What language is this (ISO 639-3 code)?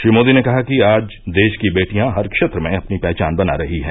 hin